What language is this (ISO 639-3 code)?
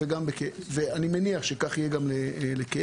heb